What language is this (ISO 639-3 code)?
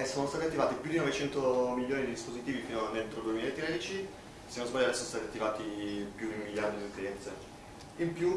ita